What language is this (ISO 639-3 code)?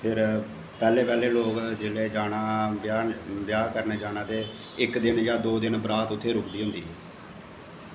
doi